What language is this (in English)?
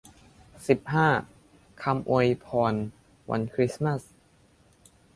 Thai